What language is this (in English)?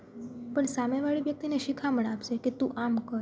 Gujarati